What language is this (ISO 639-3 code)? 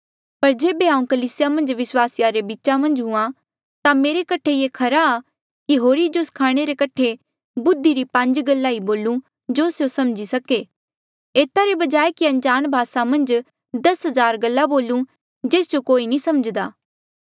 mjl